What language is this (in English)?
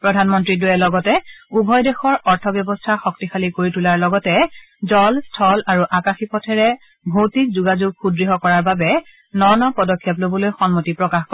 Assamese